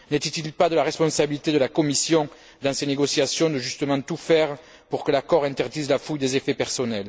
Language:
French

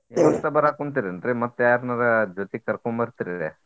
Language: Kannada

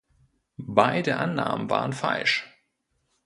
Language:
German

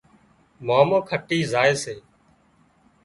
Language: Wadiyara Koli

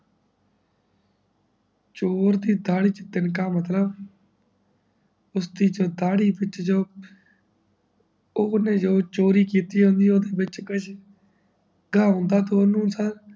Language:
Punjabi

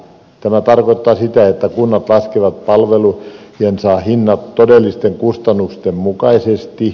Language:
Finnish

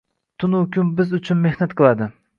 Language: Uzbek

